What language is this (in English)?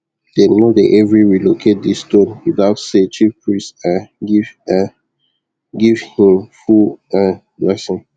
Nigerian Pidgin